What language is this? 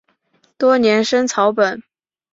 Chinese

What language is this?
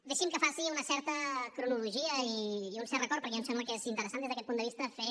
Catalan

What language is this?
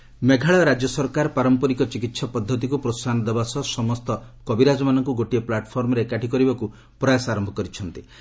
Odia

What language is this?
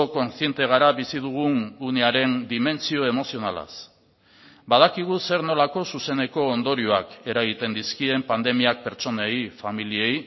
Basque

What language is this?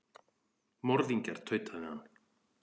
Icelandic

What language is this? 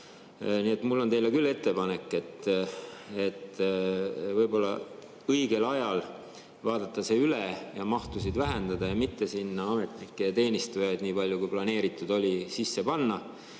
Estonian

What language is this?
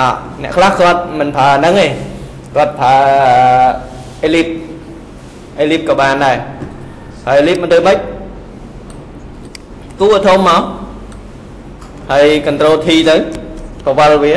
Vietnamese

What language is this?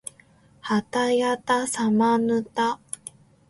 Japanese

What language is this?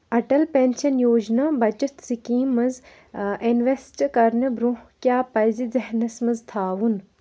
Kashmiri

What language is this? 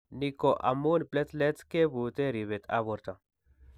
Kalenjin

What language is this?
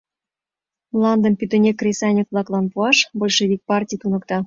Mari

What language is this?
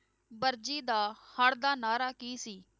Punjabi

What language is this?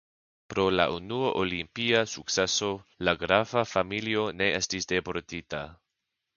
Esperanto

